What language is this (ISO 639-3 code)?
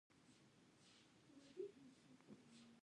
pus